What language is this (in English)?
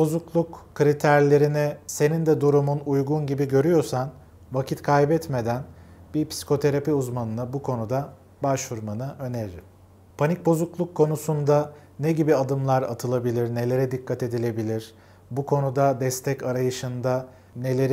Turkish